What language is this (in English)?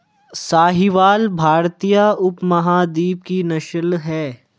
Hindi